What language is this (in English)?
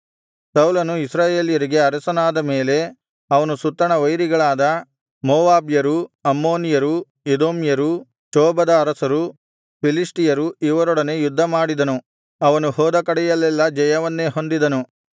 Kannada